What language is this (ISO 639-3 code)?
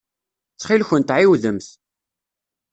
kab